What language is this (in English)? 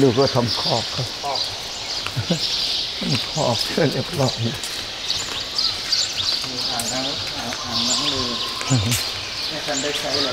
Thai